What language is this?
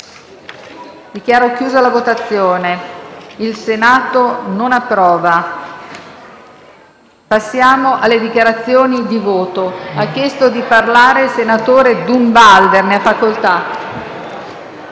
Italian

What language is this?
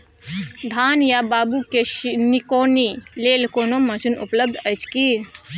Maithili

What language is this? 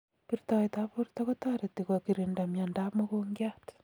Kalenjin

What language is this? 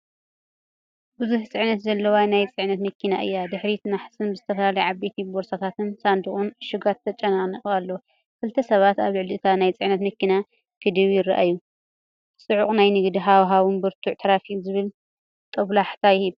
Tigrinya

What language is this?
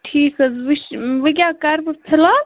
Kashmiri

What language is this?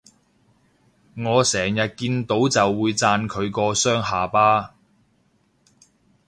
Cantonese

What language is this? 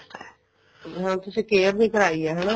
Punjabi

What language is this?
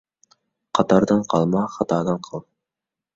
Uyghur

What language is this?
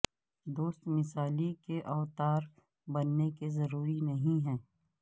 Urdu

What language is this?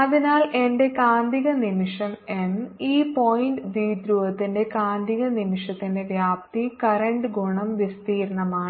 Malayalam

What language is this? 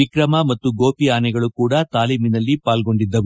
Kannada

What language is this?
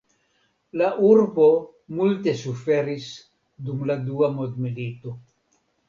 Esperanto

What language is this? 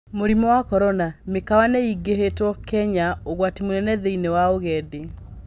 Kikuyu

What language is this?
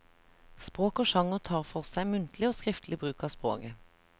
Norwegian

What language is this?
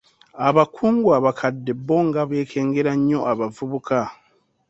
Ganda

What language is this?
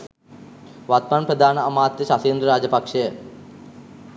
Sinhala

